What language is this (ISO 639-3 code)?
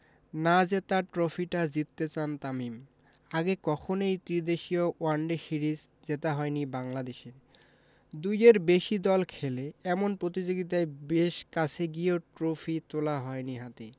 ben